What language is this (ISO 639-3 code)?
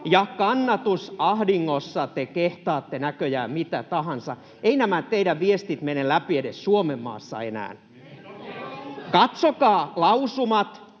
fin